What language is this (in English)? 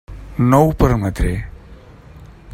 Catalan